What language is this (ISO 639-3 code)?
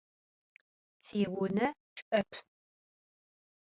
ady